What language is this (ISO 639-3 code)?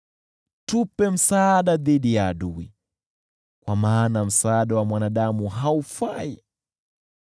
swa